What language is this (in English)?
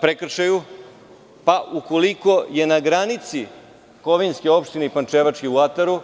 Serbian